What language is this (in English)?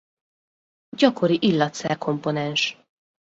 Hungarian